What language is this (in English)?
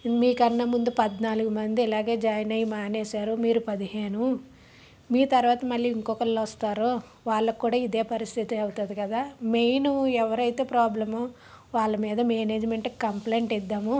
Telugu